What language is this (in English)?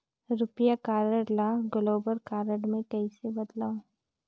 Chhattisgarhi